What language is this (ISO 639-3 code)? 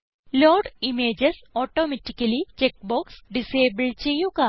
mal